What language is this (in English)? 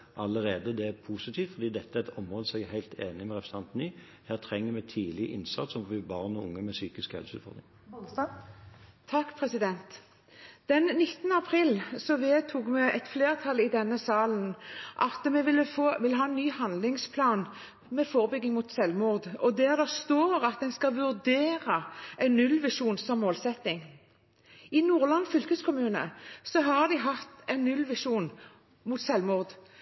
Norwegian